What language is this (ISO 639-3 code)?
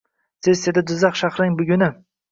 uzb